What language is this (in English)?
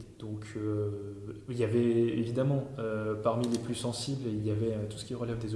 French